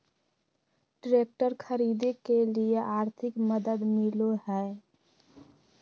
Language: Magahi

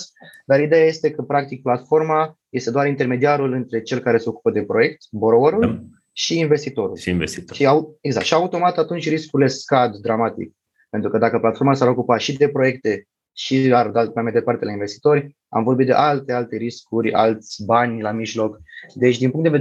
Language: Romanian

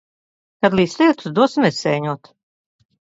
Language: Latvian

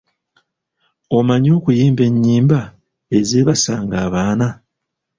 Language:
Ganda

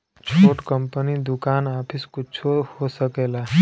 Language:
Bhojpuri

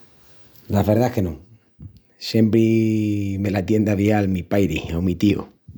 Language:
Extremaduran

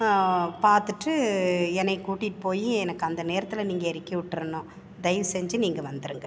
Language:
Tamil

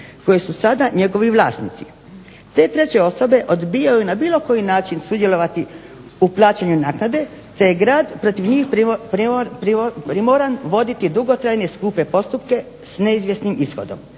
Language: Croatian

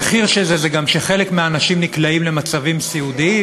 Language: Hebrew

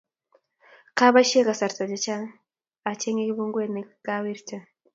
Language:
Kalenjin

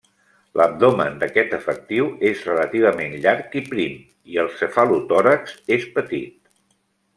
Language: Catalan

